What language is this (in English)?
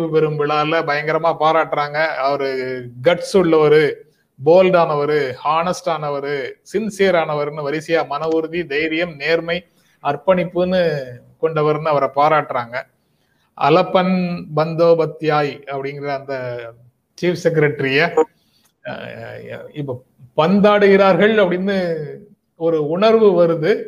Tamil